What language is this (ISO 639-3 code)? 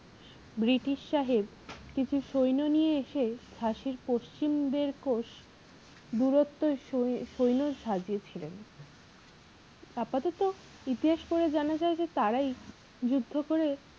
ben